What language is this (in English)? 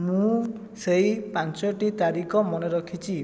Odia